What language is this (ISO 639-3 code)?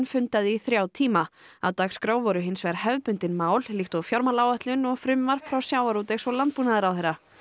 isl